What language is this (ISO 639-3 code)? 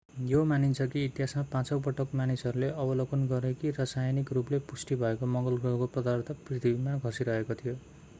nep